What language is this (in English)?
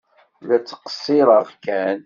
Kabyle